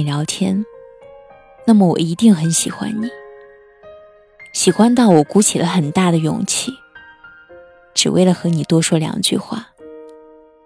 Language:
Chinese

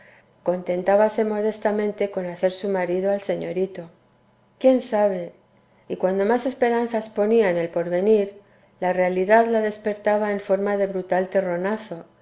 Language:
Spanish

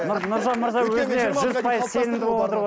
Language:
Kazakh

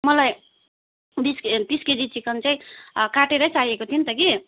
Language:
Nepali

